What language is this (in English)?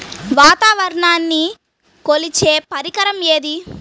Telugu